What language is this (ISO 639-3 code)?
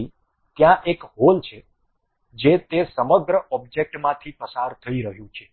guj